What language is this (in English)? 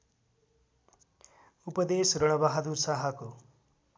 Nepali